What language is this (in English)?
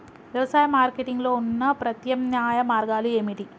Telugu